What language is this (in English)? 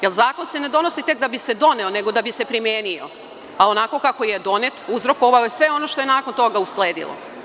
Serbian